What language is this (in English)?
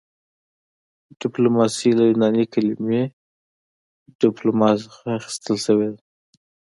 Pashto